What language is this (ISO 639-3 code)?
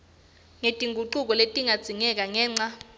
ssw